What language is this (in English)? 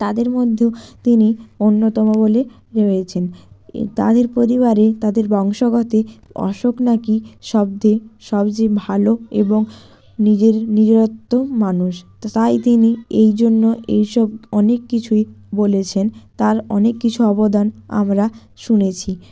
Bangla